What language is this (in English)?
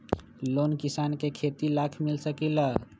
Magahi